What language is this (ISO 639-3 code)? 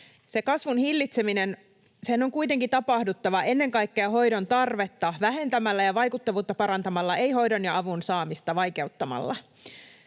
fin